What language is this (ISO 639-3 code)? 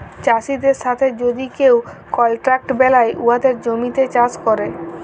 ben